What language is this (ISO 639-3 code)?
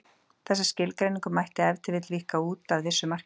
isl